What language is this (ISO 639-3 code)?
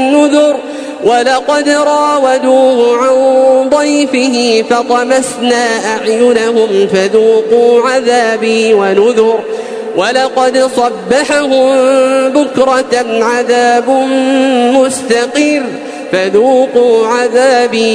ara